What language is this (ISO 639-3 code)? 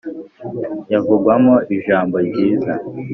kin